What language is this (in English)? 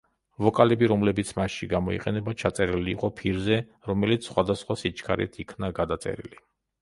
Georgian